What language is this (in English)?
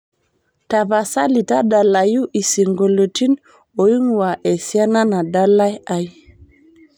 Masai